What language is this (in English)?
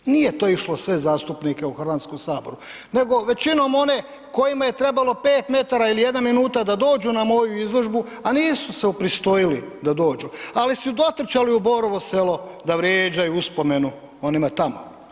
Croatian